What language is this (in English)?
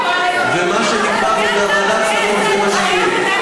Hebrew